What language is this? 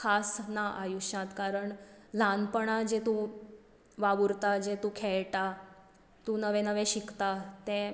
Konkani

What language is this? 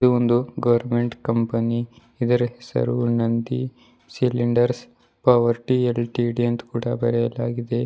Kannada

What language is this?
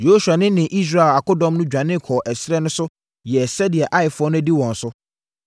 Akan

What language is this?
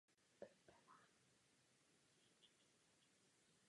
Czech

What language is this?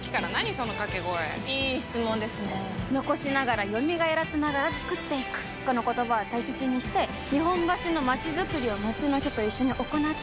Japanese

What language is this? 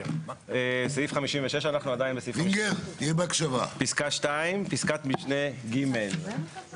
Hebrew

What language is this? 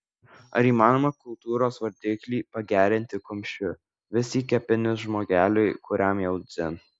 Lithuanian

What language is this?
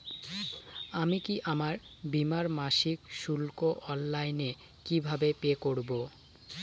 Bangla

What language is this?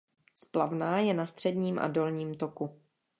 Czech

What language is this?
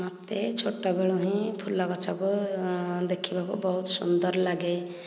Odia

